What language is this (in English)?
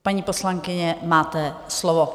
Czech